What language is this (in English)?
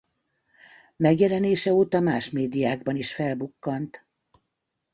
Hungarian